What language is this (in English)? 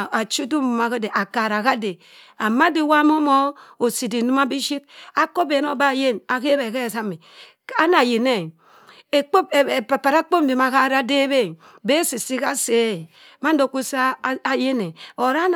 Cross River Mbembe